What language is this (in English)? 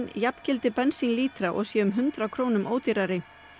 Icelandic